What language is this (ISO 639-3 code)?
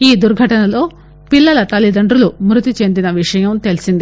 tel